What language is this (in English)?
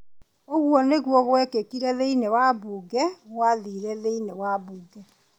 Kikuyu